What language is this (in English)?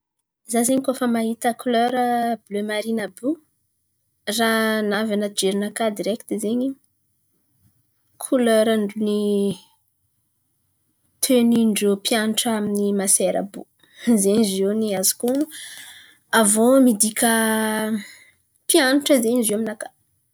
Antankarana Malagasy